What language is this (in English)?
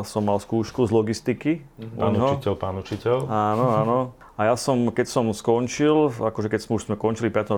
Slovak